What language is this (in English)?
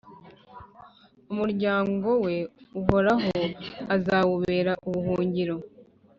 Kinyarwanda